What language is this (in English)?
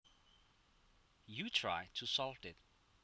Javanese